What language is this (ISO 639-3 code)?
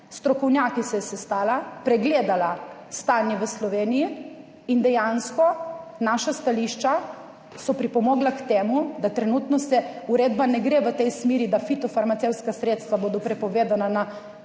slv